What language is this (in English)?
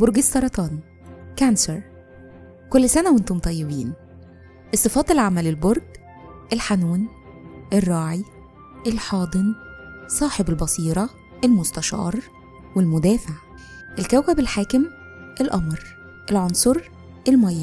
Arabic